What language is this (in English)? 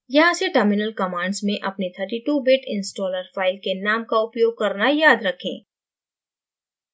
Hindi